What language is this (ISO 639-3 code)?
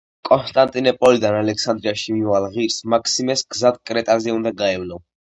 kat